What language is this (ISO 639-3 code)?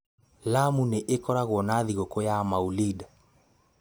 kik